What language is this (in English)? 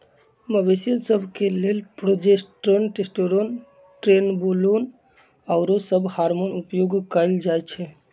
Magahi